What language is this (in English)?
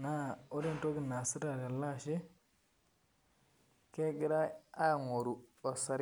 Masai